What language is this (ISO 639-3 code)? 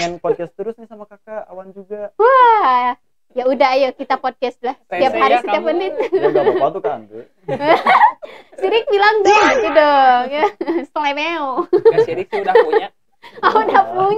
ind